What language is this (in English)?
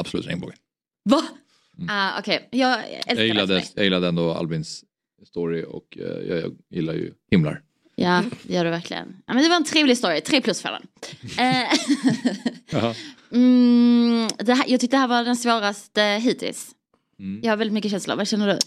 Swedish